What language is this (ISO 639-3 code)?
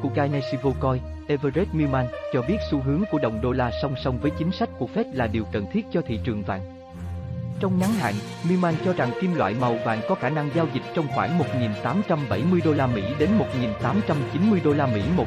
vie